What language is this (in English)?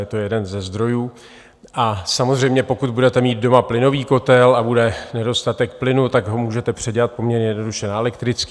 Czech